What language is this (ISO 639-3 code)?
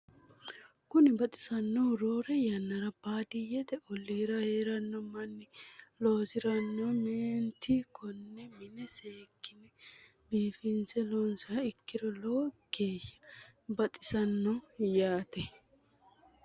sid